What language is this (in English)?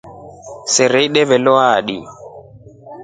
Rombo